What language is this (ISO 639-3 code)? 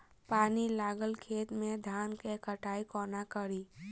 mai